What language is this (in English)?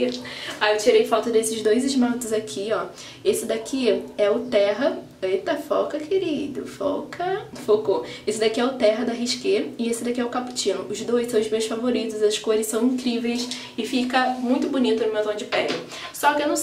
Portuguese